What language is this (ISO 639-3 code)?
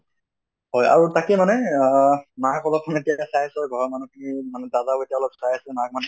asm